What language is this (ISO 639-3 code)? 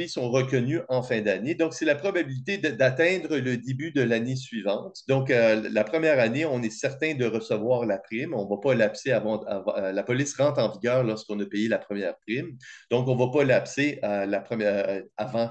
fra